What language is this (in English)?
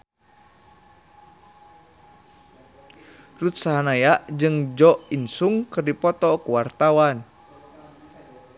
Sundanese